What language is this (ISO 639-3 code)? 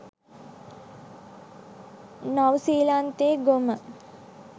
sin